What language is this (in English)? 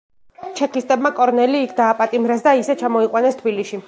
Georgian